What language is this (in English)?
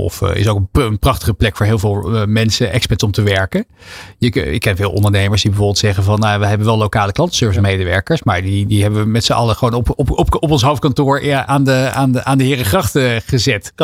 Dutch